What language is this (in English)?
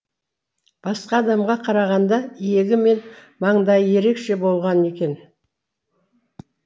Kazakh